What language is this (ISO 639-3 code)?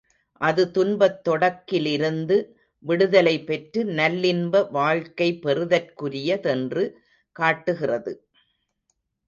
tam